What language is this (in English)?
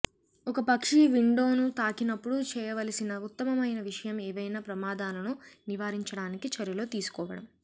Telugu